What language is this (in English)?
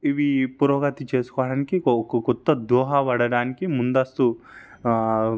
Telugu